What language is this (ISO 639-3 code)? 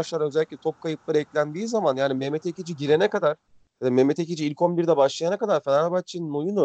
tur